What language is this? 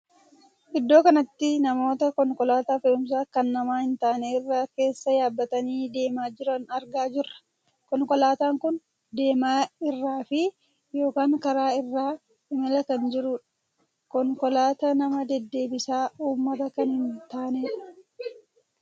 Oromo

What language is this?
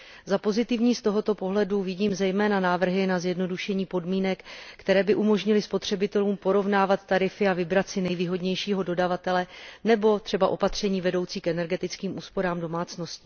Czech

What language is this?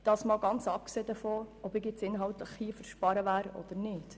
Swiss German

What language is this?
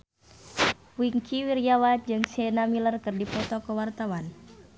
Sundanese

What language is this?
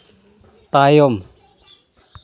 Santali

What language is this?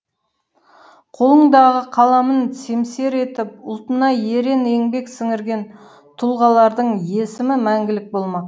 Kazakh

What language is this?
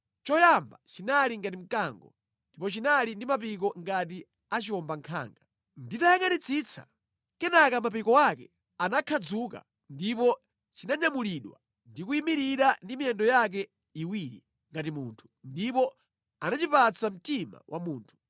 Nyanja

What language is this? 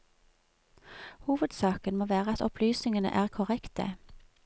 Norwegian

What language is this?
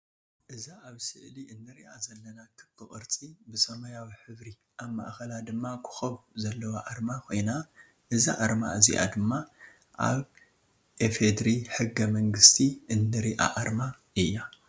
Tigrinya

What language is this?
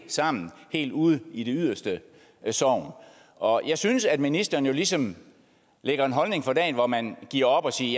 Danish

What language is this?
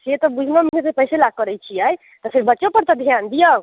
Maithili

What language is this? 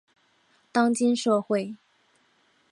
Chinese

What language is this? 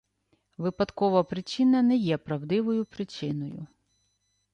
Ukrainian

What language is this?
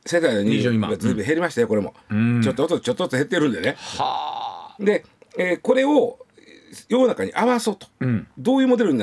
Japanese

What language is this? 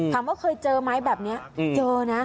Thai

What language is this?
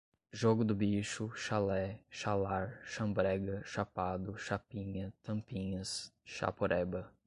Portuguese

